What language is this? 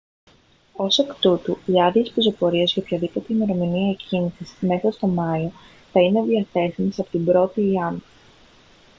Greek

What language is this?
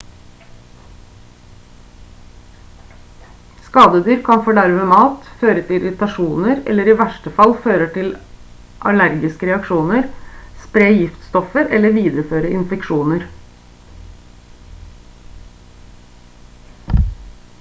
Norwegian Bokmål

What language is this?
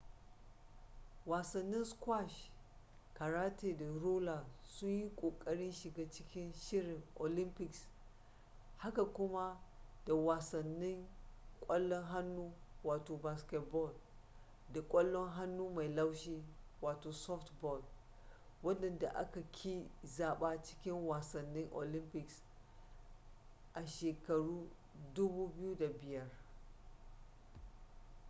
Hausa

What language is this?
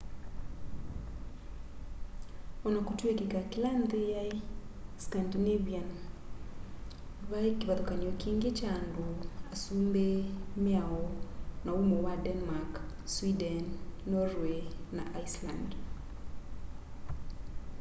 Kamba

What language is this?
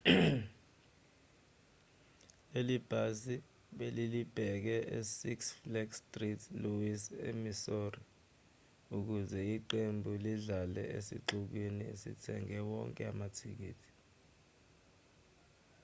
Zulu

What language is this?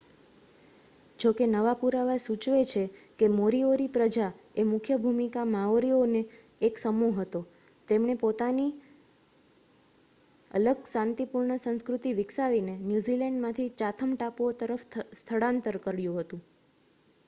Gujarati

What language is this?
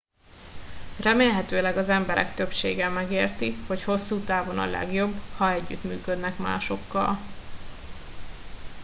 Hungarian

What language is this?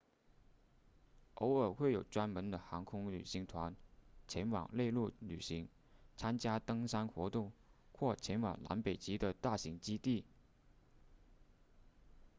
Chinese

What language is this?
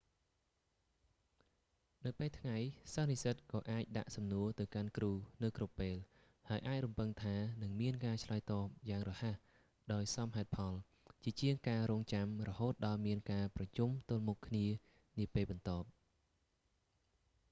Khmer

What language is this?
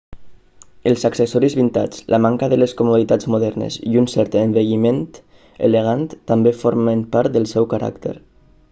Catalan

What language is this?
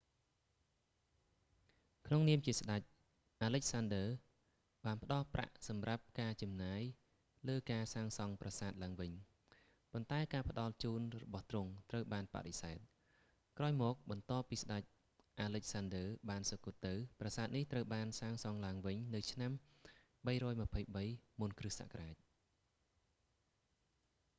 Khmer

